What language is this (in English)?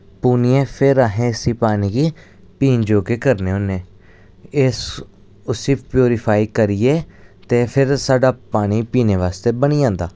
Dogri